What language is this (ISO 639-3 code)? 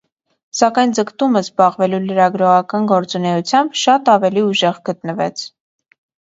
hye